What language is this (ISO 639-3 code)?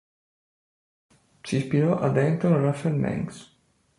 ita